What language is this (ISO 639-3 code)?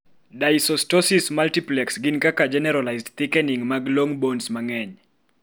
luo